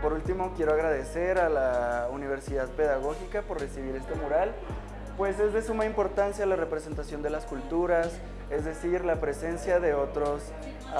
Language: Spanish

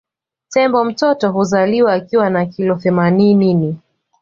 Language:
Swahili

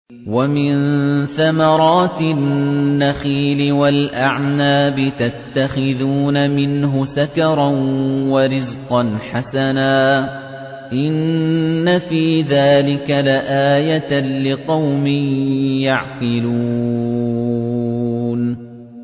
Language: Arabic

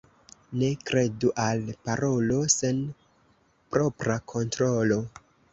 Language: Esperanto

